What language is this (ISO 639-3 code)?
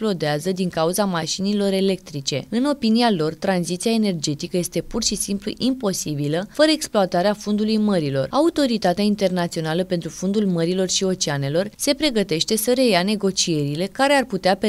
ron